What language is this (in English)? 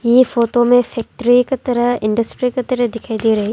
Hindi